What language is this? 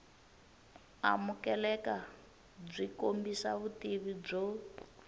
Tsonga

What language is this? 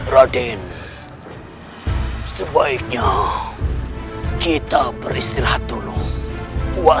Indonesian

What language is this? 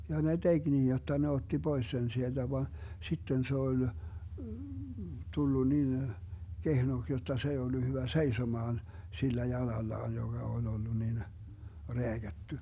Finnish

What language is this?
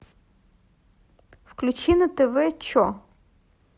Russian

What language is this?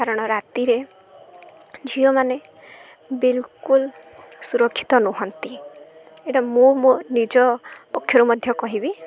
Odia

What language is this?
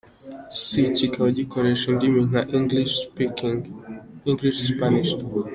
Kinyarwanda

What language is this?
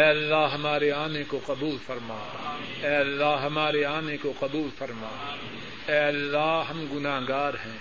Urdu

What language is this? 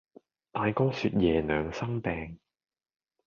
Cantonese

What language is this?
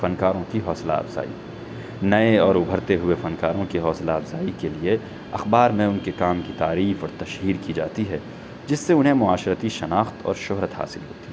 Urdu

